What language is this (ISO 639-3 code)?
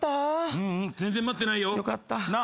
jpn